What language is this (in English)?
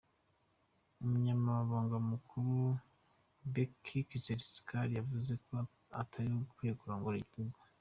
Kinyarwanda